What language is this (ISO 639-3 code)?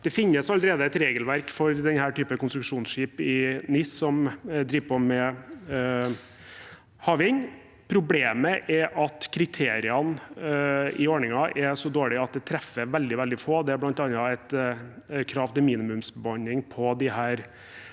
nor